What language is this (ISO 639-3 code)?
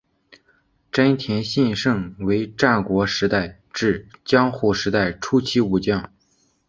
zho